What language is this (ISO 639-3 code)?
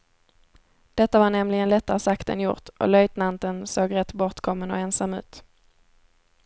swe